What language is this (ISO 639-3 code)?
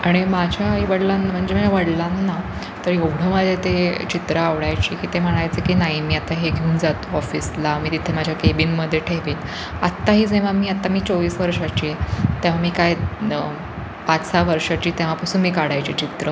mar